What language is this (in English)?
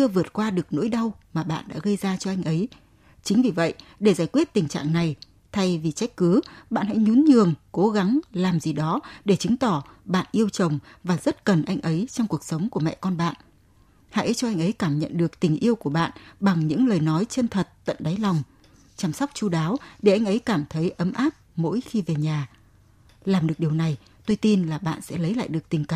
Vietnamese